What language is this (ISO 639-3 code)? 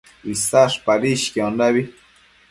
mcf